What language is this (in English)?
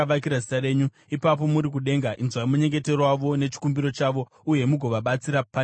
Shona